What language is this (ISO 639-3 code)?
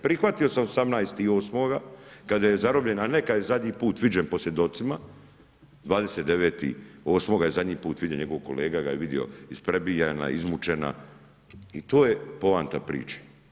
hrv